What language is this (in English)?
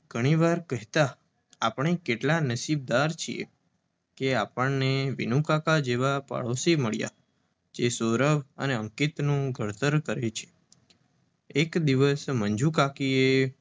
Gujarati